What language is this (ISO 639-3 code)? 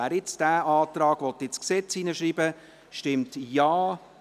gsw